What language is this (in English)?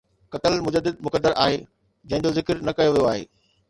Sindhi